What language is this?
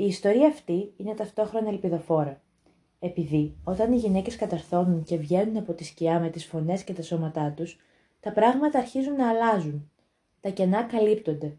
Greek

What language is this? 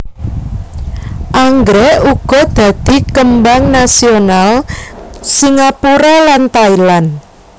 Javanese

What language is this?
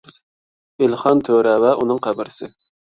Uyghur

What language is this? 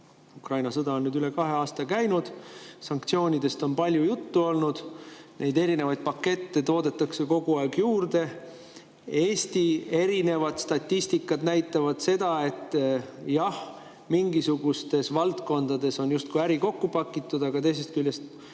Estonian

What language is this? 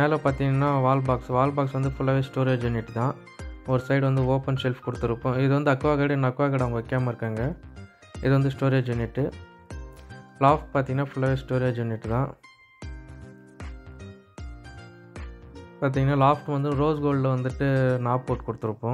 Tamil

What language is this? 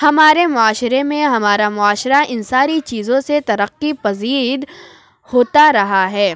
Urdu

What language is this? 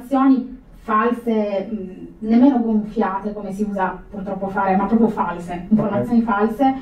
Italian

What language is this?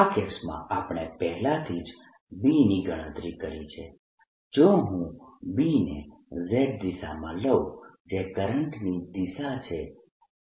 Gujarati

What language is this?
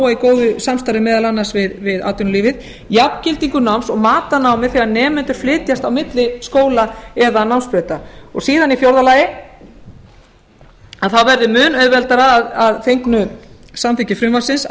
Icelandic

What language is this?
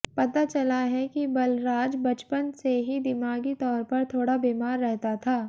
Hindi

